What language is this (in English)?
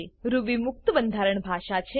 Gujarati